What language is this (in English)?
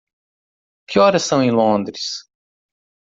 Portuguese